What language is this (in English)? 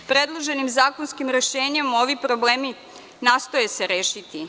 Serbian